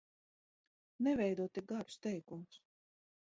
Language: Latvian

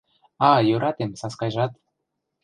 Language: Mari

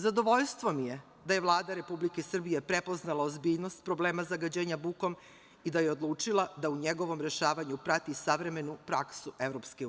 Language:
Serbian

